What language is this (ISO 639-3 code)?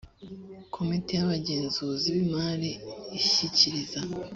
kin